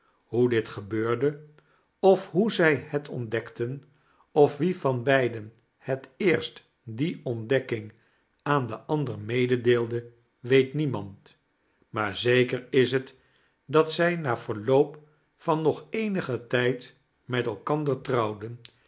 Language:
Dutch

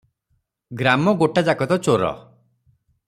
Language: Odia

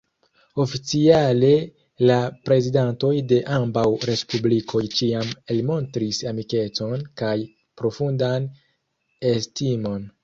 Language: Esperanto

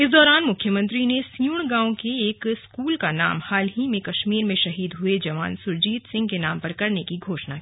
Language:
Hindi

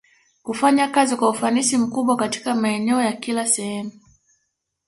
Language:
Swahili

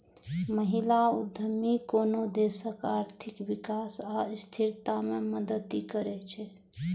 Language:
Maithili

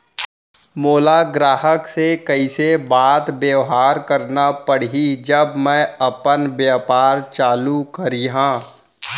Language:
Chhattisgarhi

